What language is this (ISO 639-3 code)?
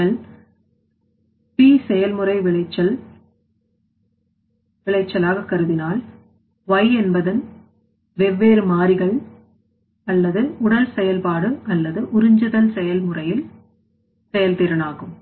tam